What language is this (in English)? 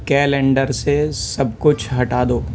Urdu